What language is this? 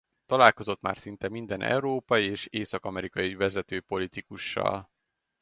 Hungarian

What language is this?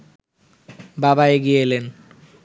Bangla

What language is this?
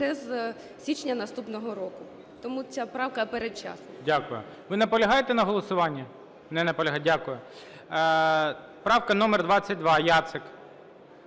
Ukrainian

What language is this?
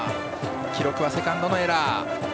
Japanese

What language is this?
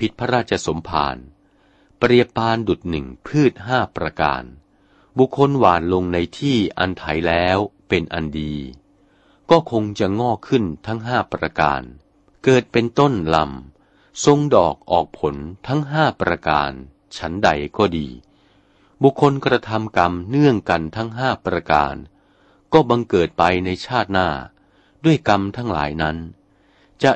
Thai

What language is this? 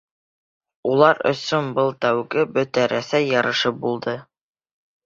Bashkir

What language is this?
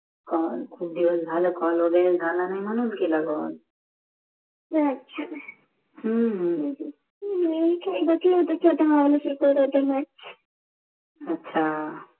Marathi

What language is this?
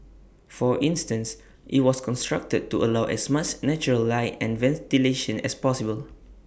English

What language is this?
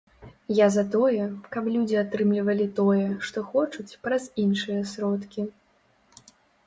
Belarusian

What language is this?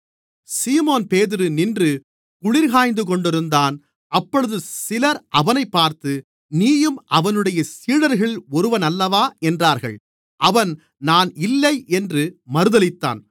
Tamil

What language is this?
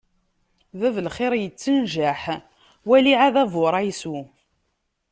Kabyle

